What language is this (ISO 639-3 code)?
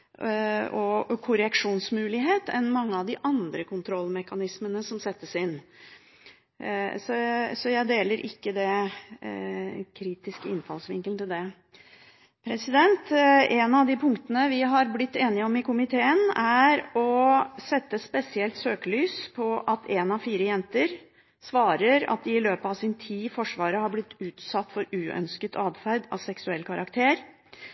nob